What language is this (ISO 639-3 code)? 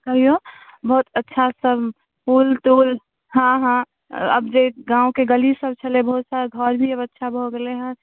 mai